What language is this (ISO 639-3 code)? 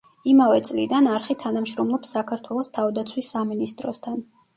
kat